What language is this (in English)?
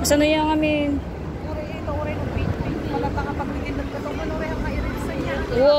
Filipino